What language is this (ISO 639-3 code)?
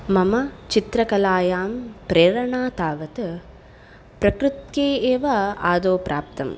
san